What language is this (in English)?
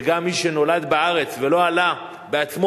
Hebrew